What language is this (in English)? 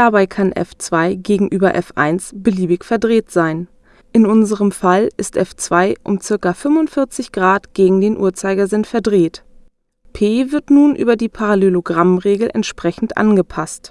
German